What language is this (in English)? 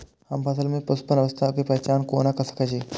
Maithili